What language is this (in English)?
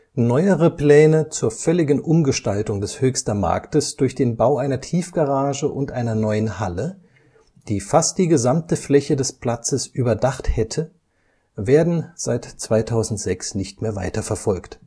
German